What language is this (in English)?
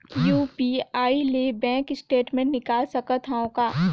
Chhattisgarhi